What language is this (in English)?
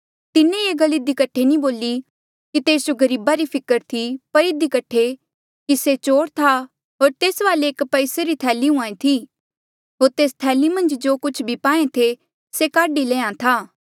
Mandeali